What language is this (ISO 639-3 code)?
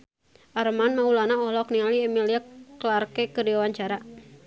sun